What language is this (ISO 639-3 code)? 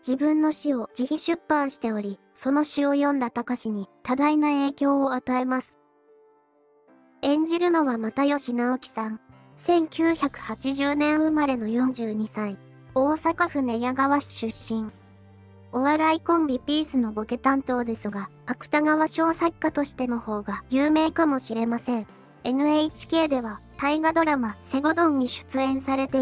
jpn